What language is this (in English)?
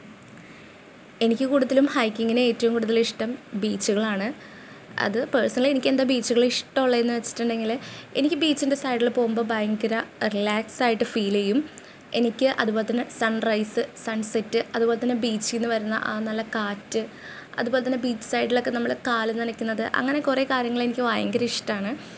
Malayalam